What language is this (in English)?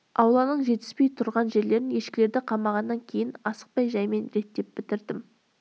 Kazakh